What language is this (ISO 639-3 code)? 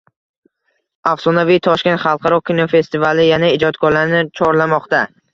uzb